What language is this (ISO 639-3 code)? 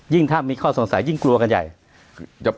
tha